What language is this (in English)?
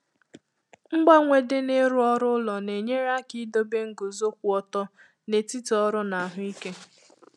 Igbo